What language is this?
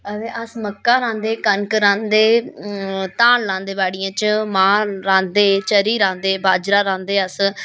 Dogri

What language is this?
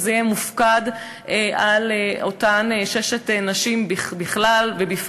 Hebrew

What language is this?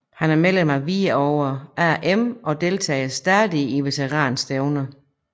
Danish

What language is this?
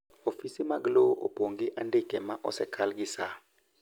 Luo (Kenya and Tanzania)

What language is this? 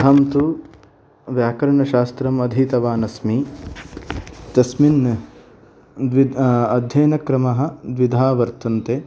Sanskrit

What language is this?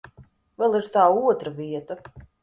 Latvian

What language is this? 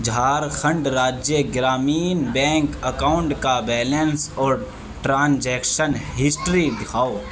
Urdu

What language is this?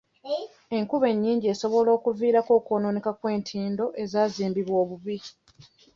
Ganda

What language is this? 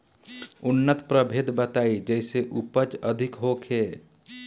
Bhojpuri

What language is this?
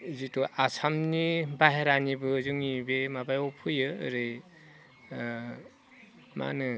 Bodo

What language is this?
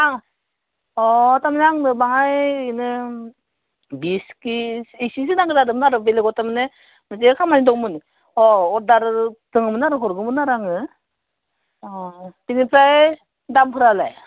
Bodo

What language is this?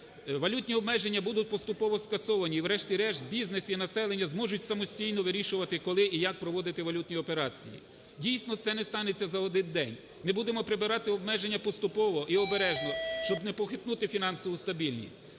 Ukrainian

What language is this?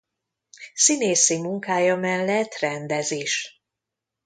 Hungarian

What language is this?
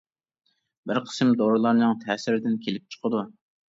Uyghur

